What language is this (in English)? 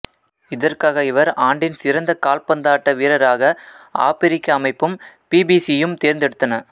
Tamil